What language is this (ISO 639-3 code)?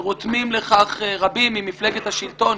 heb